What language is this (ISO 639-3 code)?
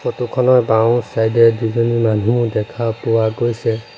asm